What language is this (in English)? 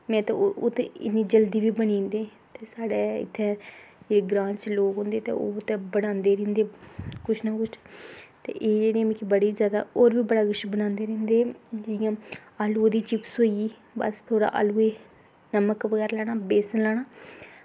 Dogri